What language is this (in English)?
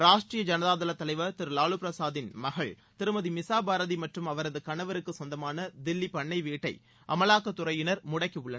Tamil